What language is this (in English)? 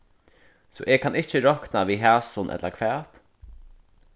Faroese